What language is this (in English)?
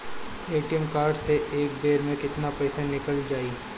Bhojpuri